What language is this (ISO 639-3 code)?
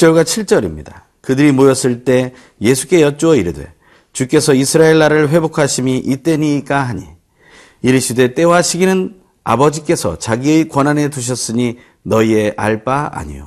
kor